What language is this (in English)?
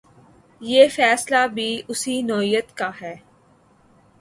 Urdu